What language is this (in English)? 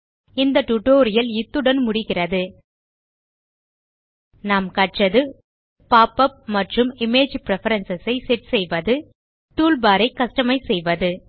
Tamil